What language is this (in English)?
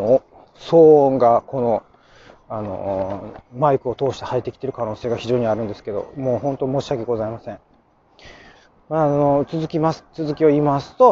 Japanese